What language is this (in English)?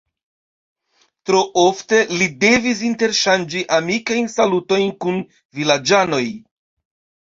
Esperanto